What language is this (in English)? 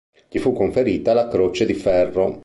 Italian